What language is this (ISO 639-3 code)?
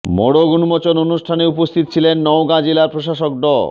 ben